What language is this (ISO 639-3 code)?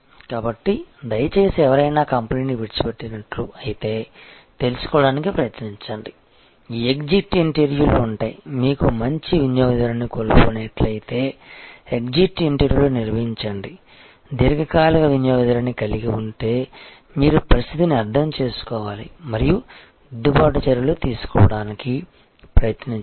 tel